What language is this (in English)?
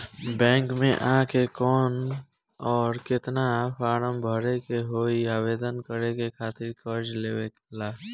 Bhojpuri